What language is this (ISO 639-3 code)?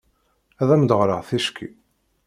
kab